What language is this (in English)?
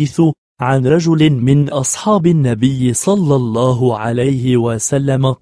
Arabic